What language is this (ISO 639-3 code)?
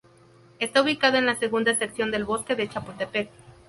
spa